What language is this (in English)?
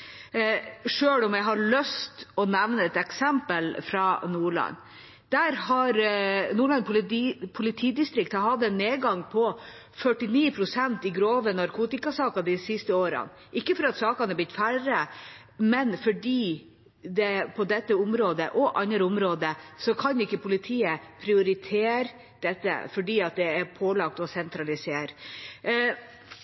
Norwegian Bokmål